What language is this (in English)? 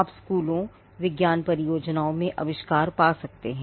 Hindi